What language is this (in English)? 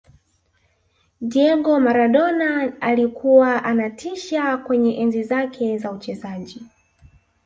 Swahili